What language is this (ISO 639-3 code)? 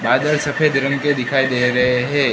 hin